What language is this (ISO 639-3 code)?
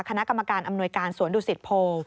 tha